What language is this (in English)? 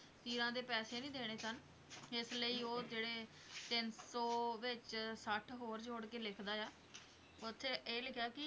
Punjabi